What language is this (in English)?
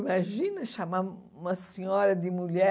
Portuguese